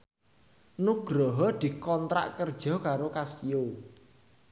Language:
Javanese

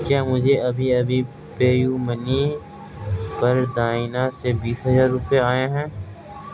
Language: Urdu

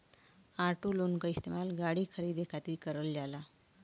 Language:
Bhojpuri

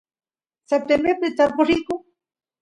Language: Santiago del Estero Quichua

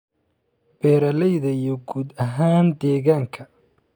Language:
Somali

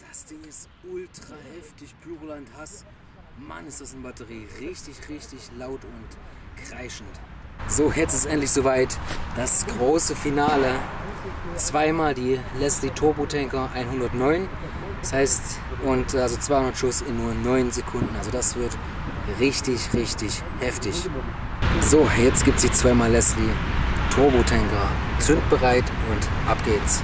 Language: German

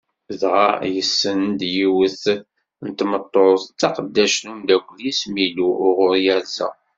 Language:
Kabyle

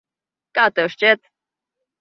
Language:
Latvian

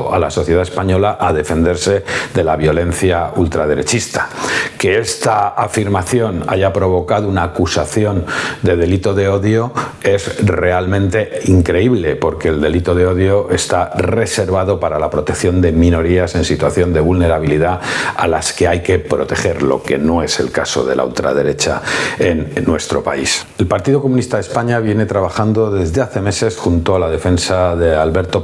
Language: Spanish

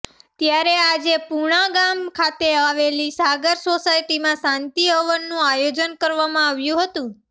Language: Gujarati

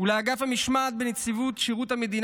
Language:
Hebrew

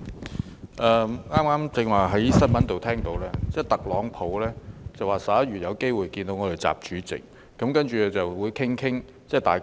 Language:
Cantonese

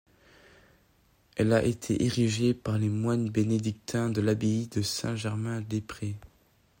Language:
French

